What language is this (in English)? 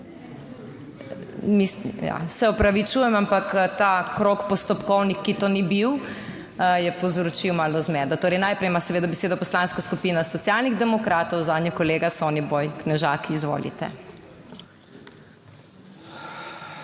Slovenian